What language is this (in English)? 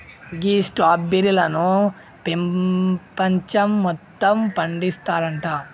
Telugu